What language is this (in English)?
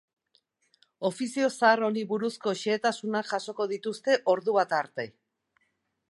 Basque